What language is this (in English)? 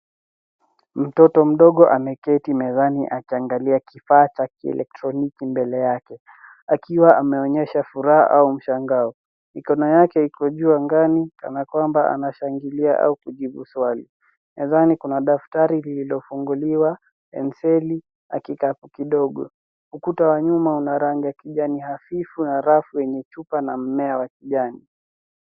Swahili